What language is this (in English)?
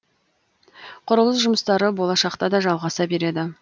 Kazakh